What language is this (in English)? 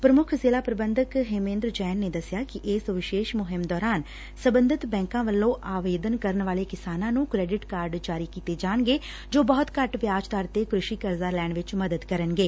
Punjabi